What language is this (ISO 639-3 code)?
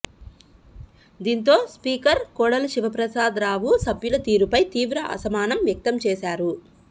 tel